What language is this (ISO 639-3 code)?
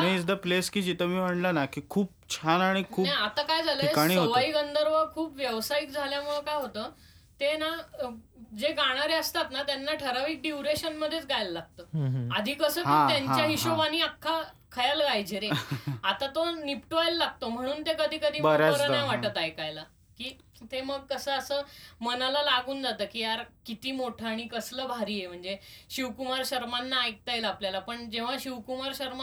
mar